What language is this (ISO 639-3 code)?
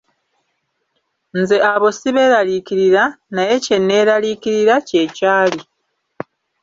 lug